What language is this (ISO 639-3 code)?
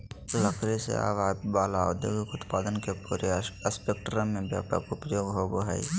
mag